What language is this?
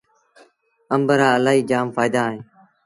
Sindhi Bhil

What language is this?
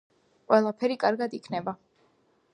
Georgian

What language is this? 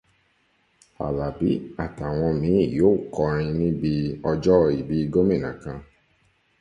Yoruba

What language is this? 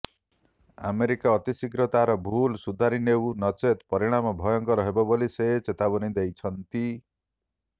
Odia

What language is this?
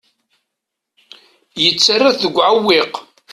Kabyle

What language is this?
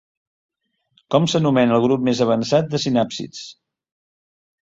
Catalan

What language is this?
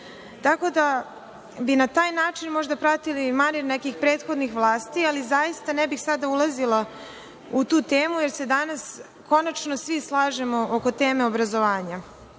Serbian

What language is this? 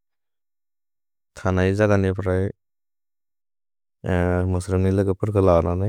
Bodo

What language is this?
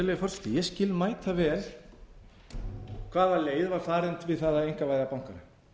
Icelandic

